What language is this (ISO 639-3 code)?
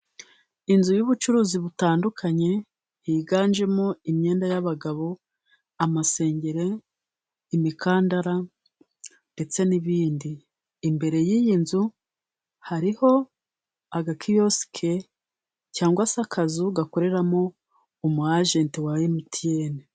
kin